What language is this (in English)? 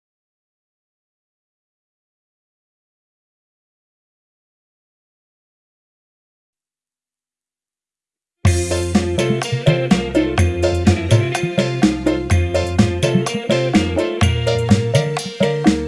Indonesian